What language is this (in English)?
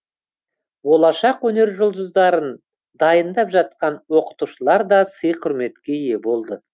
Kazakh